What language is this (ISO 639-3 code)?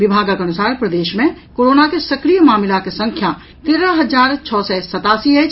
mai